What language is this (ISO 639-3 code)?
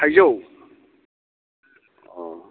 brx